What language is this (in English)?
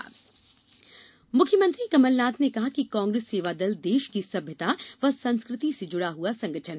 Hindi